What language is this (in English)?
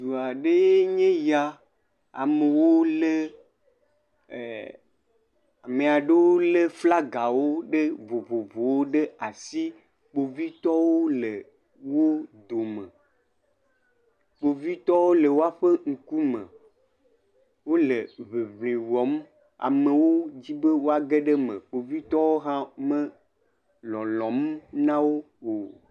Ewe